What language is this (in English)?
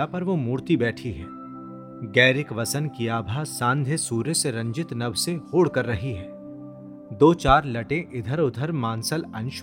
Hindi